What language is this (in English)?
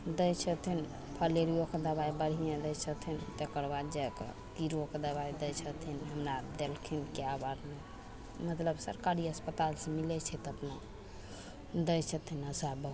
Maithili